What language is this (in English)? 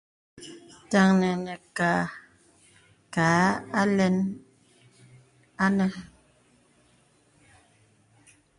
Bebele